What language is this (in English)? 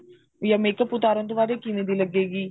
Punjabi